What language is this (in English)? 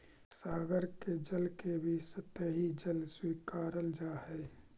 Magahi